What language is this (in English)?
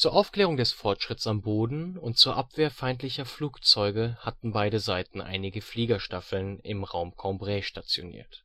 German